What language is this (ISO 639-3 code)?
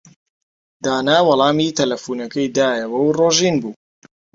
ckb